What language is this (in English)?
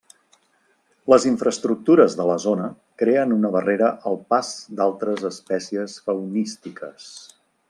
Catalan